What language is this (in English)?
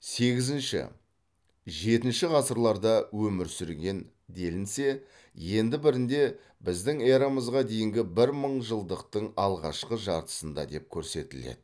Kazakh